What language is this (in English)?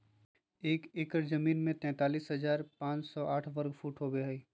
Magahi